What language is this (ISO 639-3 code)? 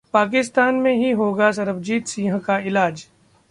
hin